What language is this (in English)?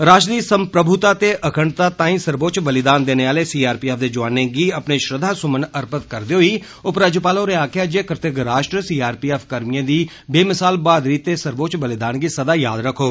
Dogri